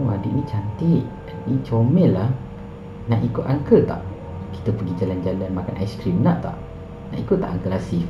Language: Malay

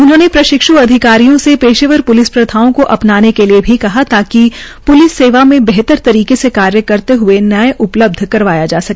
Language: Hindi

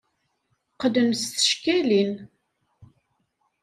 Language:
Kabyle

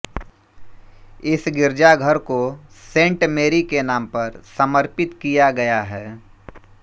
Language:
Hindi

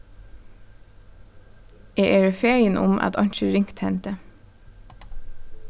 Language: Faroese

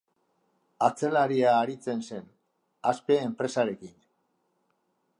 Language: Basque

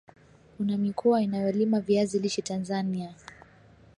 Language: Swahili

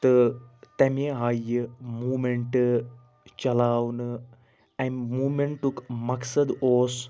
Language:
Kashmiri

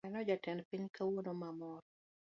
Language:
Luo (Kenya and Tanzania)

